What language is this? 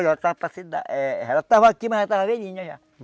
Portuguese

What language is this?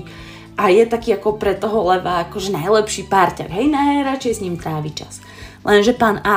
Slovak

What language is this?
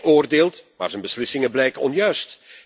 Dutch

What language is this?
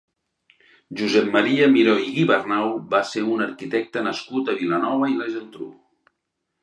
Catalan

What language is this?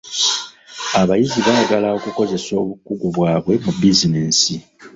Ganda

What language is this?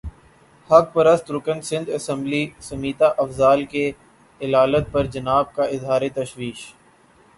Urdu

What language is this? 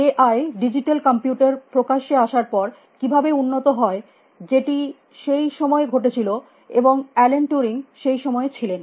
Bangla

